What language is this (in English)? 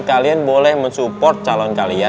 Indonesian